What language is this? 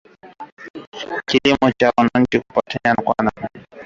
Swahili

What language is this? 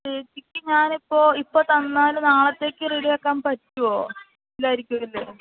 Malayalam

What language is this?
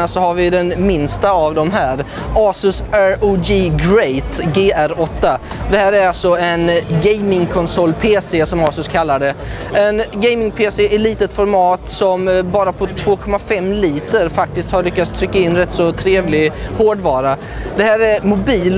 Swedish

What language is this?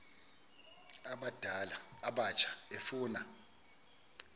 Xhosa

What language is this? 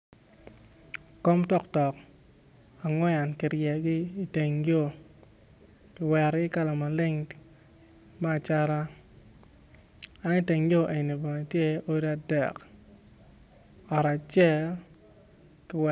Acoli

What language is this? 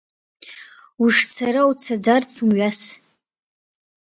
Abkhazian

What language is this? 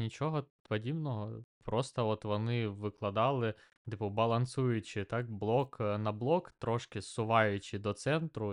Ukrainian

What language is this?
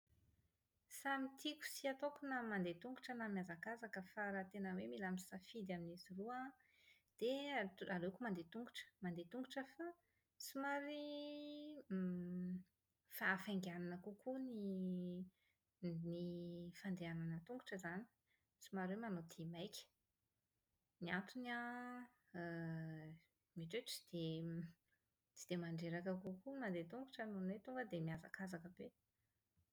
Malagasy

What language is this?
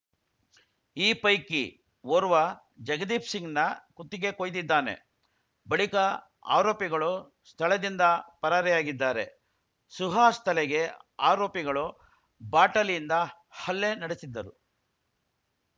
Kannada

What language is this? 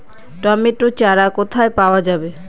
Bangla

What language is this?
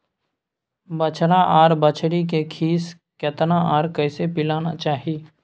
Maithili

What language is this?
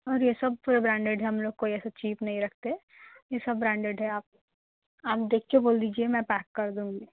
Urdu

